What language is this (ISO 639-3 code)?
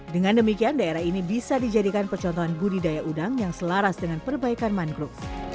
ind